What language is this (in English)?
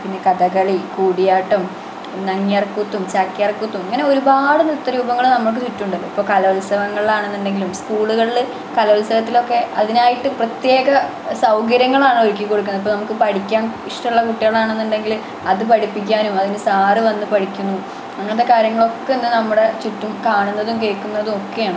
Malayalam